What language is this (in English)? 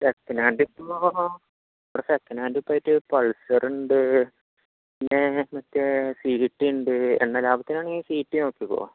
Malayalam